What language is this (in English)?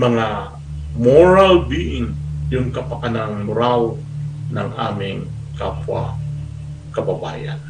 Filipino